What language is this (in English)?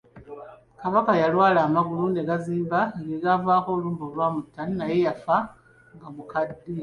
Ganda